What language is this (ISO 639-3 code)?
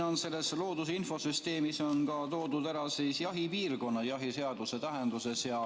est